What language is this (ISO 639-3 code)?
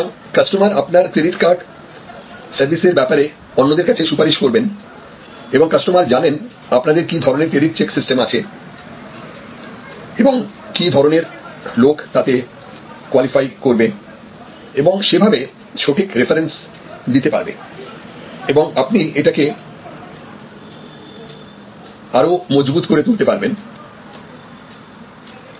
ben